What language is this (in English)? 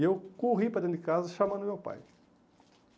Portuguese